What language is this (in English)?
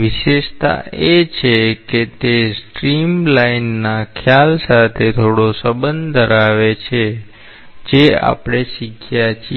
Gujarati